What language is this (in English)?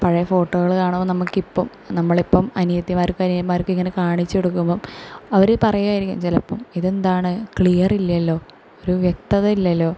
Malayalam